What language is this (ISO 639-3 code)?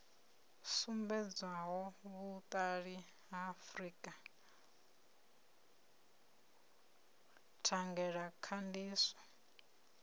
ven